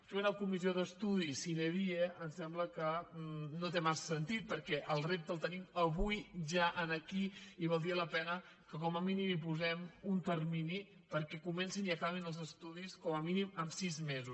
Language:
Catalan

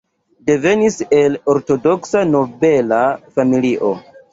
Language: Esperanto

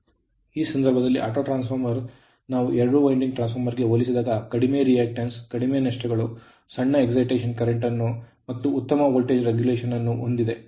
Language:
Kannada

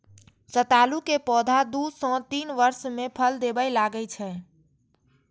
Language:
Maithili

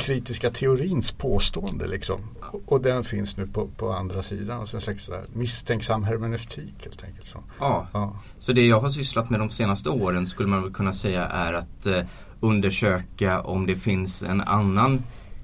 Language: Swedish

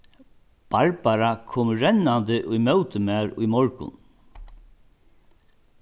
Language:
Faroese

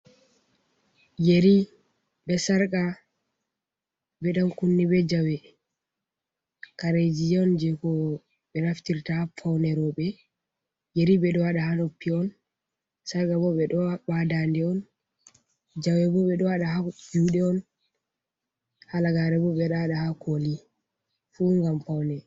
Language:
Fula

